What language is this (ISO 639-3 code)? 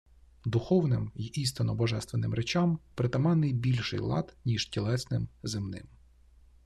ukr